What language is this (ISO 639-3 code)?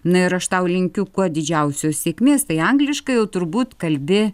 lit